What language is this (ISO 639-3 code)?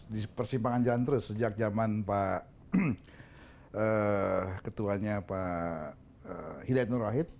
ind